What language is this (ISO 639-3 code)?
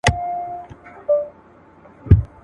pus